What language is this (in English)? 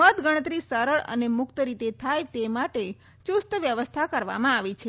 Gujarati